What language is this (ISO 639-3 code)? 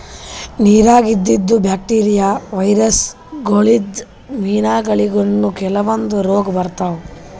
kan